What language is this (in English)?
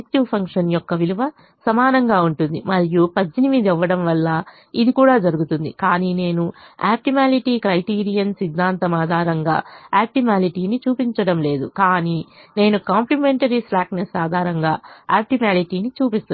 Telugu